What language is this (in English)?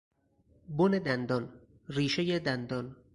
Persian